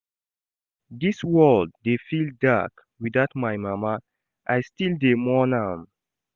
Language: Nigerian Pidgin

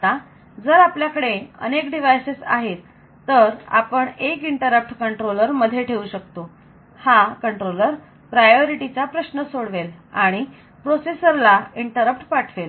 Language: Marathi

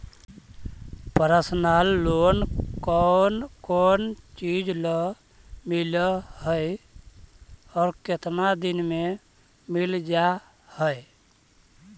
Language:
Magahi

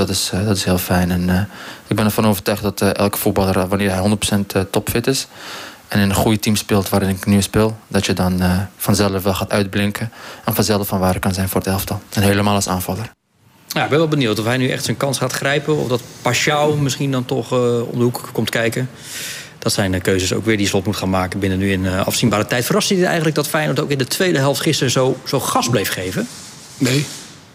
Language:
Dutch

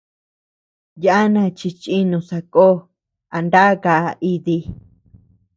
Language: Tepeuxila Cuicatec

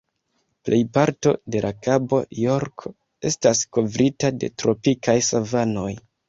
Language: Esperanto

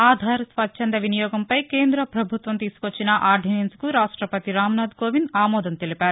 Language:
Telugu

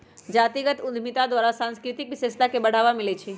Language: Magahi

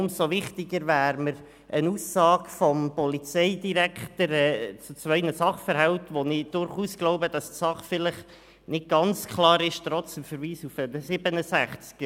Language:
Swiss German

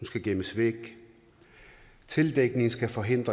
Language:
Danish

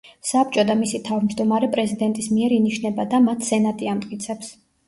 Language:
Georgian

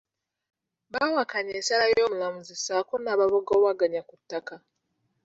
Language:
Ganda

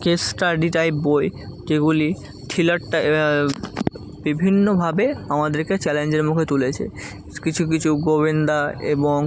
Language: Bangla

